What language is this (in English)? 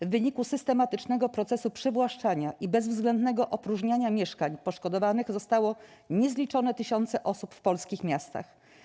Polish